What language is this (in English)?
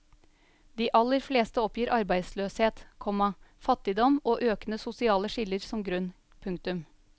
Norwegian